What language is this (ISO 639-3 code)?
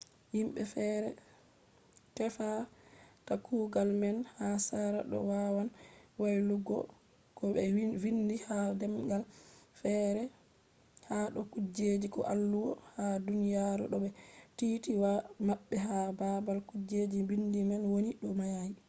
ful